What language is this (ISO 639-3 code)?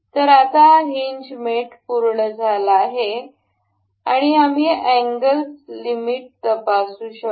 mar